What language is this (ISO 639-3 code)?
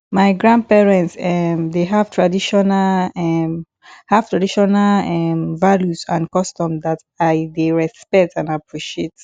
pcm